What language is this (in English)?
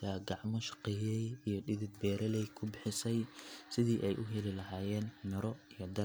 Somali